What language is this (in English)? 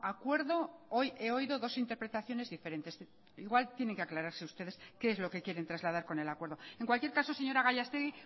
Spanish